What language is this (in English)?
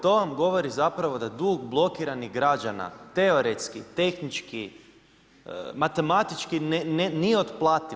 Croatian